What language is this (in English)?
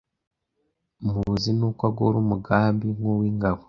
Kinyarwanda